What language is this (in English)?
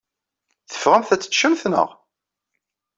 Kabyle